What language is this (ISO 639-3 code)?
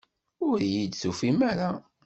kab